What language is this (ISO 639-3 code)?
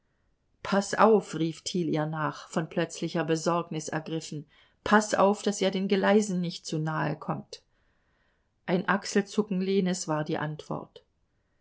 deu